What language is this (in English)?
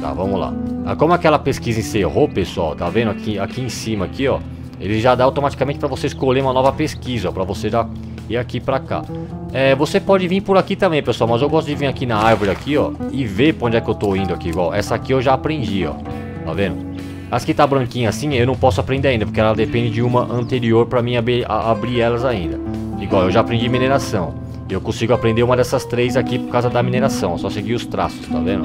Portuguese